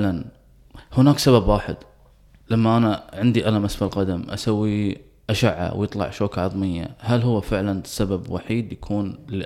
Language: Arabic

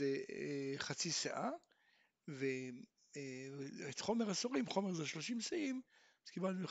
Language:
Hebrew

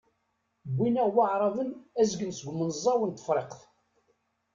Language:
Kabyle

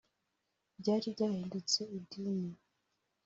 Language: Kinyarwanda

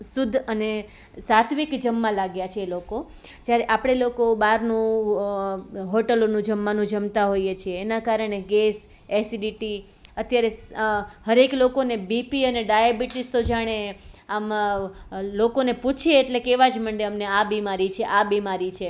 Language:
Gujarati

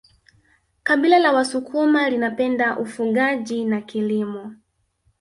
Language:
Swahili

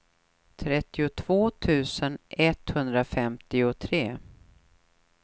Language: Swedish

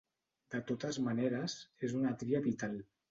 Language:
Catalan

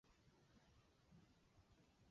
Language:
Chinese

